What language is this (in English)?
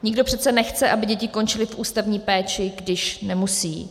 Czech